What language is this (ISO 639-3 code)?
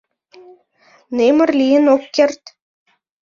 chm